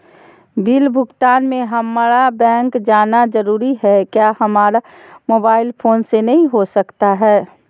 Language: Magahi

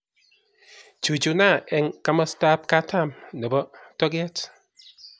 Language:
Kalenjin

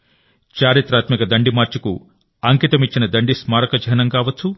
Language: Telugu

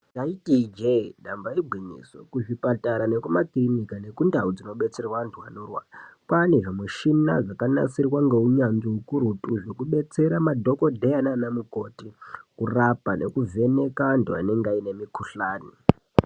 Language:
Ndau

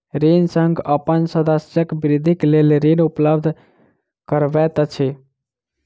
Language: Maithili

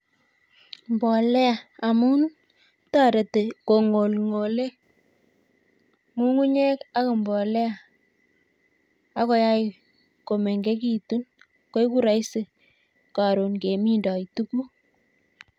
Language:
Kalenjin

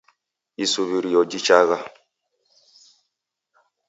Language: Taita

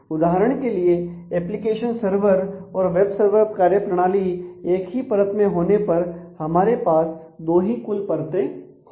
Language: Hindi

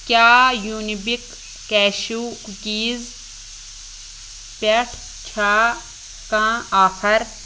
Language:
Kashmiri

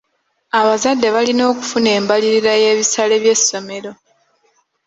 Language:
Ganda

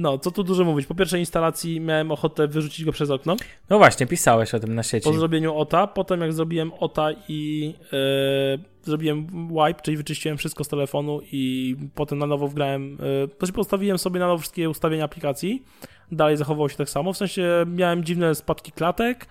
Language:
Polish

